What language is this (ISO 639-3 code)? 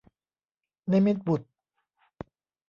tha